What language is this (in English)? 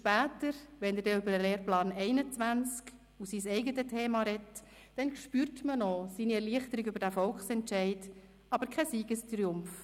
Swiss German